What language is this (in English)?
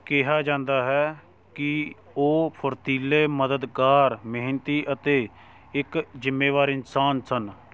Punjabi